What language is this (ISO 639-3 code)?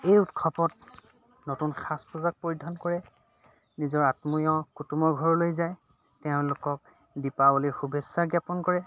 asm